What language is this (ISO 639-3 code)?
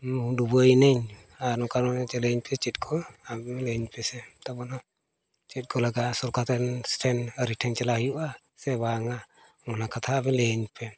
sat